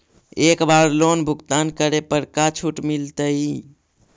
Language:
Magahi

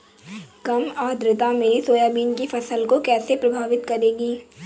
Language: Hindi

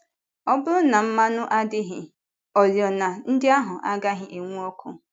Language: Igbo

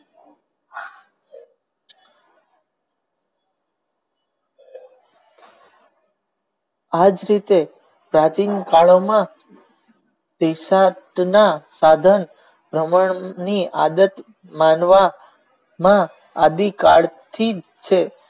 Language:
Gujarati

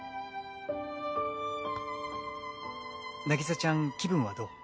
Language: Japanese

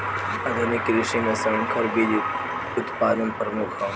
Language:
Bhojpuri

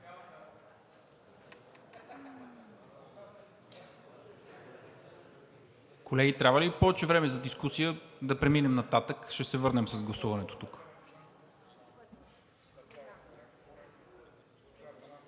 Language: Bulgarian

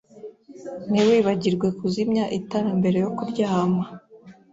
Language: Kinyarwanda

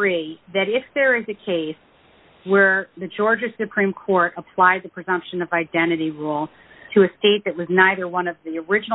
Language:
English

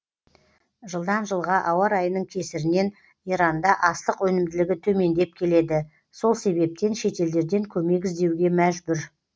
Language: Kazakh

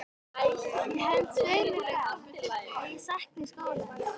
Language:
Icelandic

